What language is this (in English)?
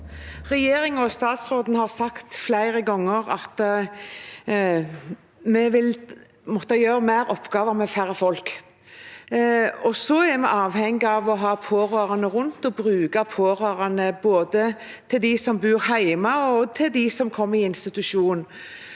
Norwegian